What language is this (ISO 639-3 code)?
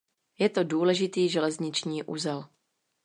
ces